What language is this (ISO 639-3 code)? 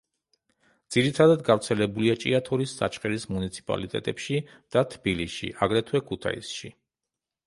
kat